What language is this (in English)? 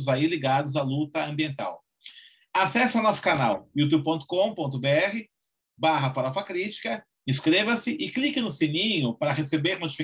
Portuguese